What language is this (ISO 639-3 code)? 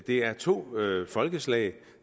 dan